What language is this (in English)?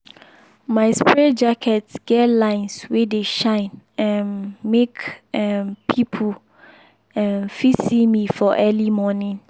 Nigerian Pidgin